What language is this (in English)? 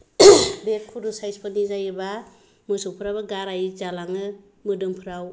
Bodo